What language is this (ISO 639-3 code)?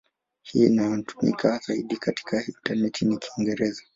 swa